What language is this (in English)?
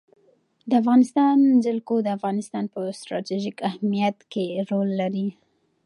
Pashto